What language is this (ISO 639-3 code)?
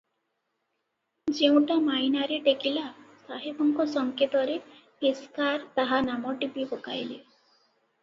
ori